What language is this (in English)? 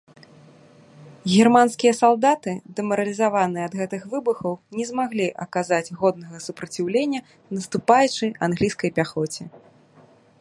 Belarusian